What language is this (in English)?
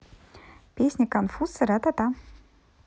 Russian